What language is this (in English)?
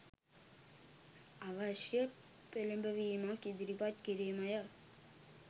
Sinhala